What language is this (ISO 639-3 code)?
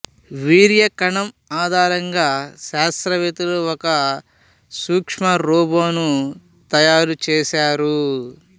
tel